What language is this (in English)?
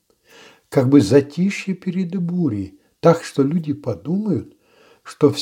Russian